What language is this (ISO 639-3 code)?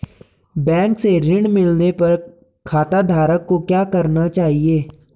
hin